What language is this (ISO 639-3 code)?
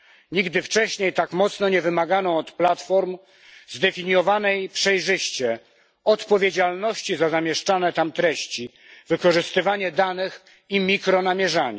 pol